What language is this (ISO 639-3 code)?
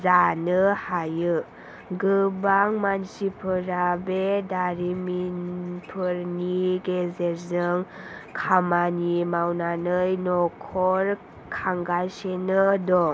brx